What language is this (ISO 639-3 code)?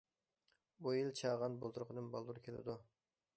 uig